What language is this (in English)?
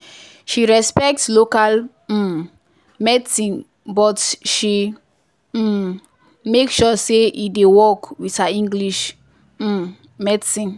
Nigerian Pidgin